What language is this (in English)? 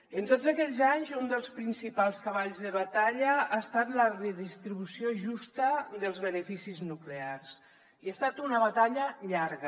Catalan